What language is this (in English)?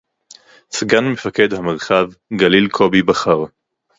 Hebrew